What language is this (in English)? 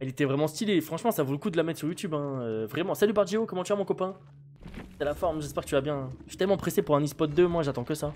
French